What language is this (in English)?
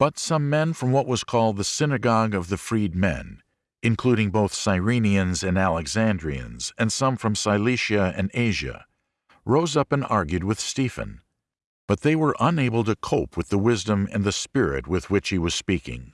English